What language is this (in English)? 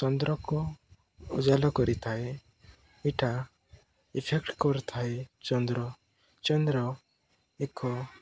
Odia